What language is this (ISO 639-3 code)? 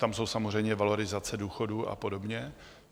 ces